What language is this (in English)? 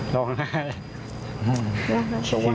Thai